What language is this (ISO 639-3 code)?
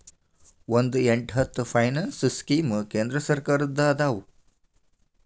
kan